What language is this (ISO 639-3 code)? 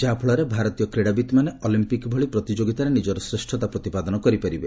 ori